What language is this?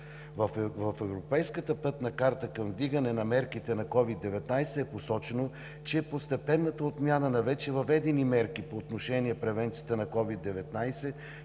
Bulgarian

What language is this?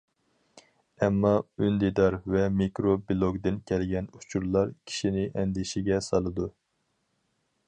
Uyghur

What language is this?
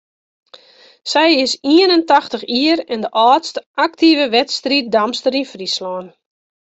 Western Frisian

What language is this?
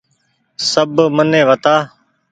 Goaria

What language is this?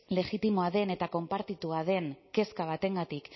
Basque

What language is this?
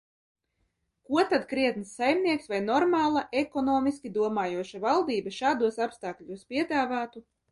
Latvian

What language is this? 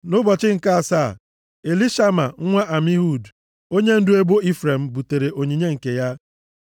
Igbo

